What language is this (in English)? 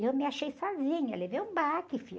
Portuguese